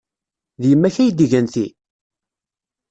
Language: Kabyle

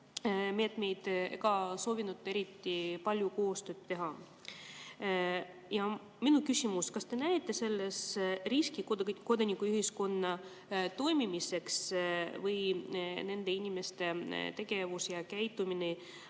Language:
Estonian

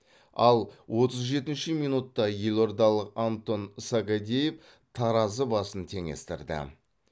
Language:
Kazakh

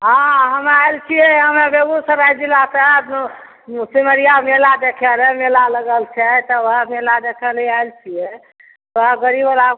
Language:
Maithili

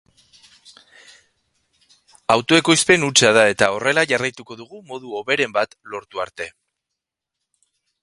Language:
Basque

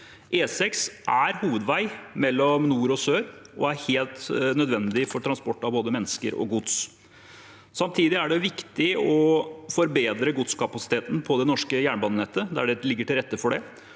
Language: Norwegian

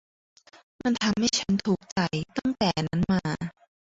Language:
Thai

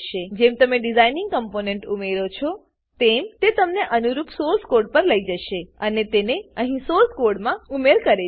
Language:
Gujarati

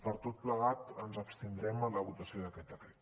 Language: Catalan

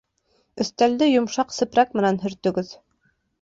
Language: Bashkir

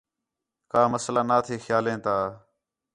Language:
Khetrani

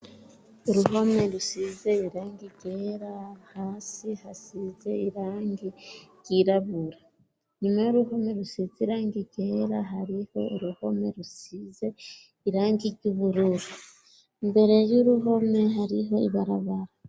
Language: Rundi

